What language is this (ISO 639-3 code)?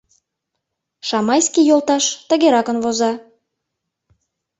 chm